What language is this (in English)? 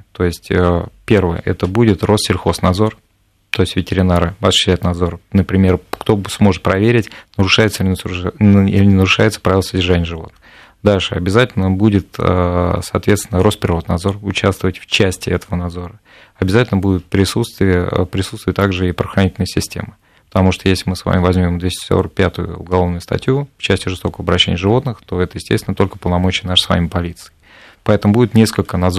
Russian